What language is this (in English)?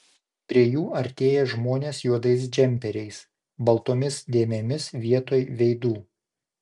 Lithuanian